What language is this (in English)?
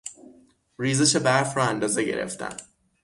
Persian